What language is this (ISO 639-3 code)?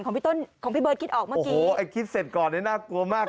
tha